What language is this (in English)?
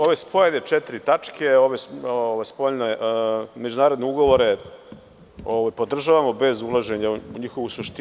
Serbian